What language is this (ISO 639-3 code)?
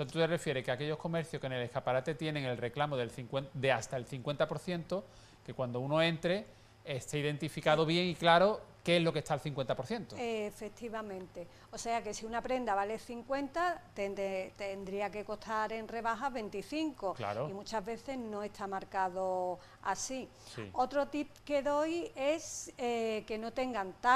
spa